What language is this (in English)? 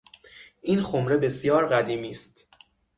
Persian